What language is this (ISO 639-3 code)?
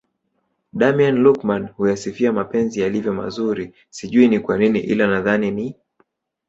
swa